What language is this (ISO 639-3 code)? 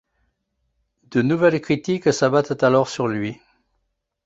fra